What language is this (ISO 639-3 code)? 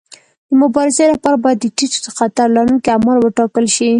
pus